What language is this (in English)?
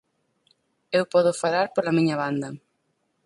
Galician